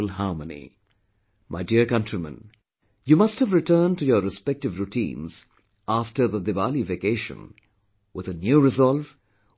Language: English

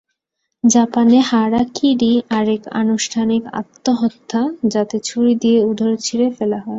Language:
Bangla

